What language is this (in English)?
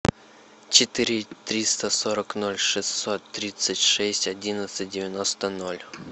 Russian